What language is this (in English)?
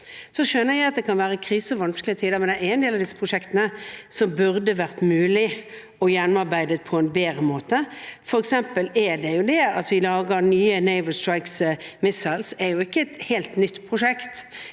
Norwegian